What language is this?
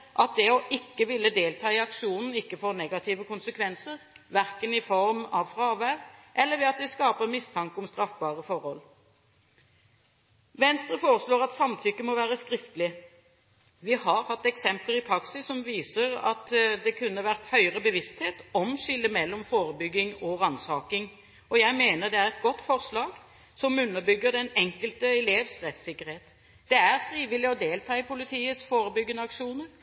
Norwegian Bokmål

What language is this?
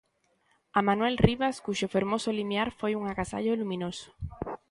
Galician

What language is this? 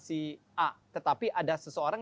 Indonesian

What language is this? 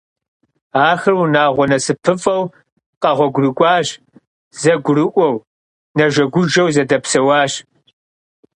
Kabardian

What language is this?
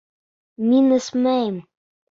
Bashkir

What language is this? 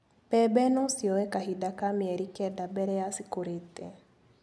Kikuyu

